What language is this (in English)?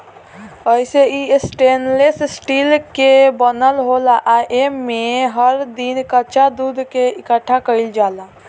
Bhojpuri